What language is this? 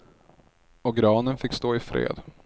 Swedish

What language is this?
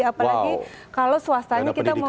Indonesian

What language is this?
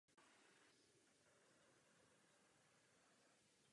Czech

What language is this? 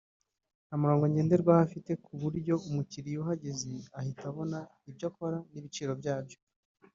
Kinyarwanda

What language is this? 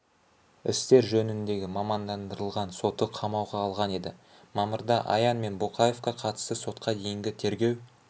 Kazakh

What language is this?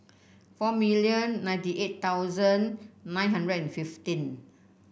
English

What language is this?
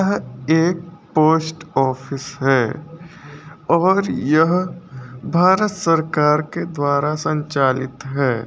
Hindi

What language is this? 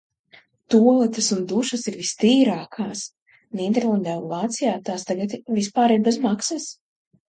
Latvian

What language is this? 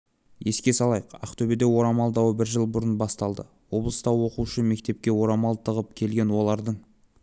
Kazakh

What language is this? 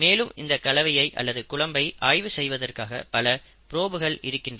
Tamil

